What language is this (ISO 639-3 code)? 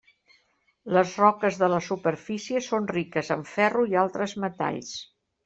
cat